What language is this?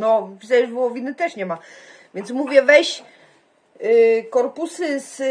Polish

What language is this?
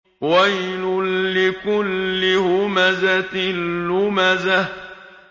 Arabic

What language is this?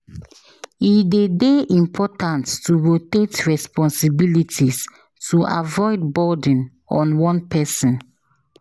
Nigerian Pidgin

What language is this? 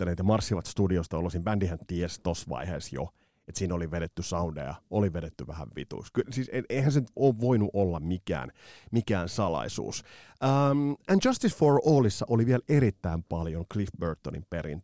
Finnish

